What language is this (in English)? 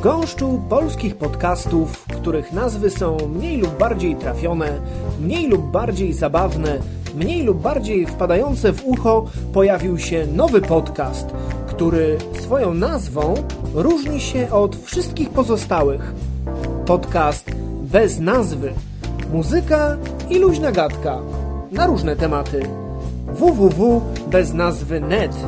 Polish